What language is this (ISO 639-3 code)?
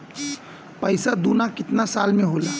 bho